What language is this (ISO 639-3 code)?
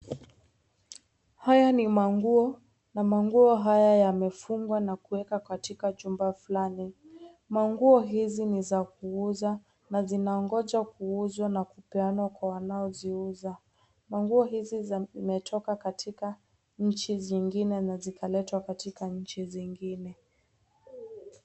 swa